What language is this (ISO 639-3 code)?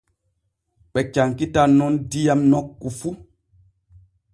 fue